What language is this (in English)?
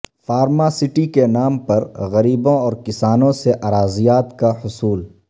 Urdu